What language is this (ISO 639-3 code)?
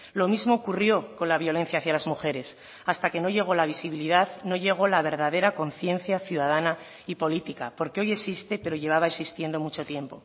spa